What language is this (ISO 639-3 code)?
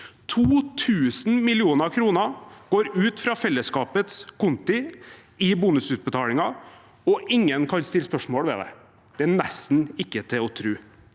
nor